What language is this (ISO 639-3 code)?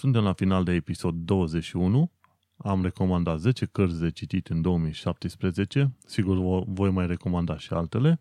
ron